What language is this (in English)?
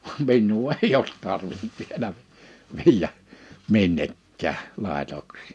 Finnish